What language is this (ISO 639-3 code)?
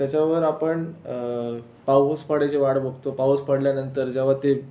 mar